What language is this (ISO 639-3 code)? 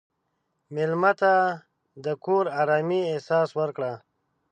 pus